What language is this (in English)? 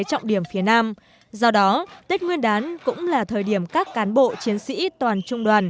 Vietnamese